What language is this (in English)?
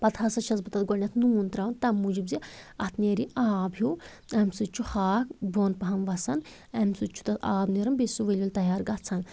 Kashmiri